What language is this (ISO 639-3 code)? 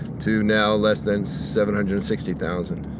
eng